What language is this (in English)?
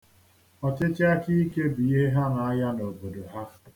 Igbo